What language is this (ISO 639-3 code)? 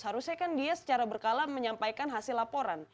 ind